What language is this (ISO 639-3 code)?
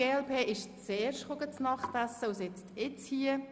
gsw